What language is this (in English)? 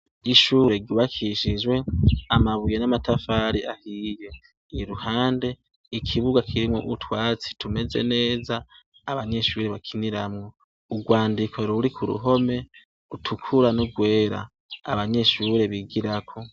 Rundi